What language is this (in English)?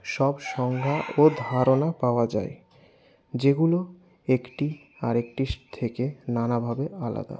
Bangla